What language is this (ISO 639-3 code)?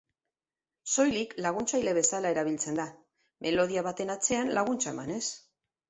eus